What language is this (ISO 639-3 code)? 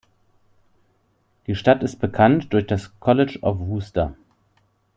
deu